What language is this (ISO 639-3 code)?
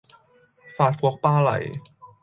yue